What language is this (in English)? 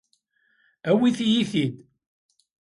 Kabyle